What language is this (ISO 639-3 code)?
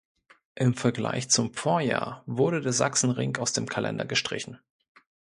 deu